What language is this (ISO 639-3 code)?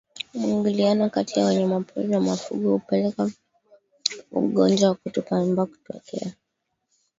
swa